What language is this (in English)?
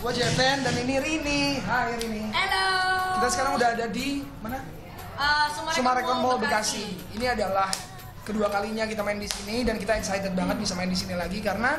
Indonesian